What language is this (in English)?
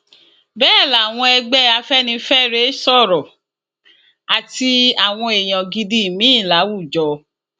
Yoruba